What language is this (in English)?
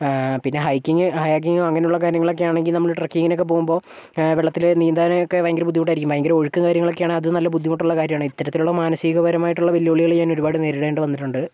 Malayalam